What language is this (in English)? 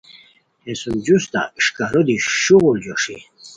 Khowar